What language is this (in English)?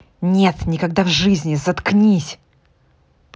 Russian